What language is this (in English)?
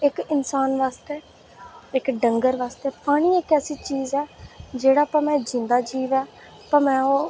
Dogri